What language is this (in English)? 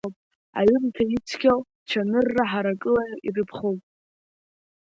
Abkhazian